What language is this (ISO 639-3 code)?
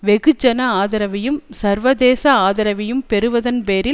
tam